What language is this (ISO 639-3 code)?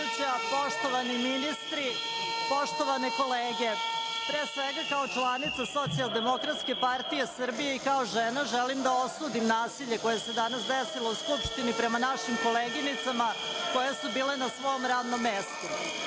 srp